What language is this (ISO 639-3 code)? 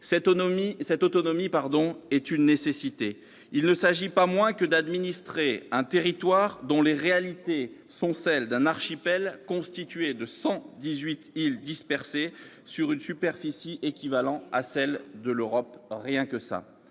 fra